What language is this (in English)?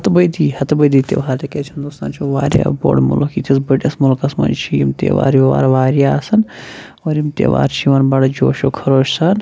Kashmiri